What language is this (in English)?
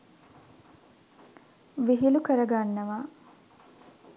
Sinhala